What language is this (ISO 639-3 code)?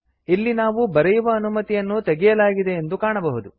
kan